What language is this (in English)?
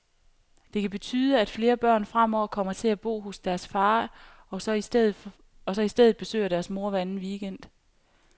Danish